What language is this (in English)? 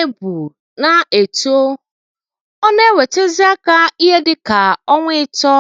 Igbo